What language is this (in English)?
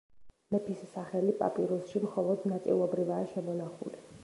Georgian